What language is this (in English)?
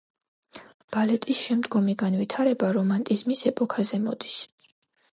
Georgian